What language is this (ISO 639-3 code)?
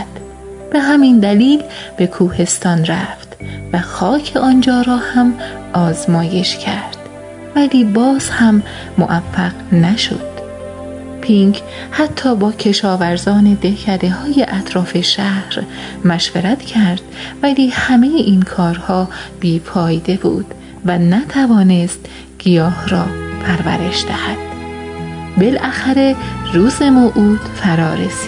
fas